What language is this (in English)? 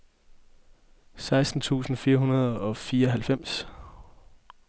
Danish